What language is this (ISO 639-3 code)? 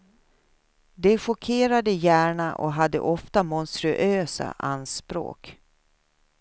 swe